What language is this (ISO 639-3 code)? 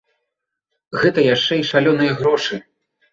bel